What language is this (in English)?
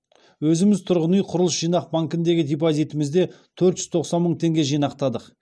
Kazakh